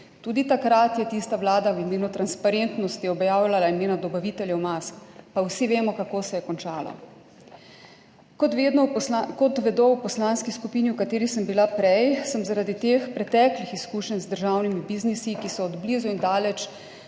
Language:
Slovenian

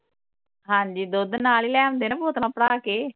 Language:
Punjabi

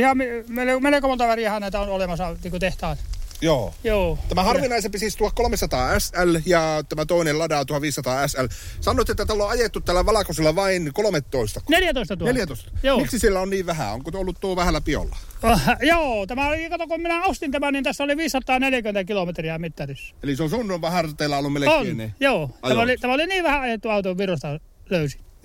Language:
Finnish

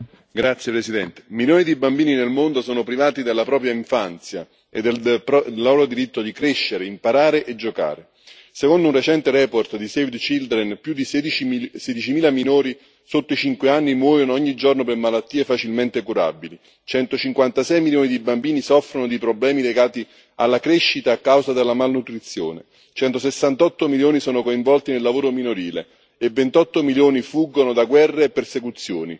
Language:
Italian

